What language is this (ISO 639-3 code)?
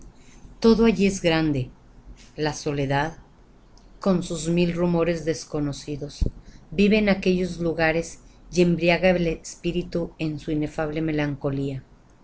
spa